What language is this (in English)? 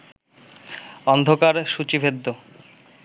Bangla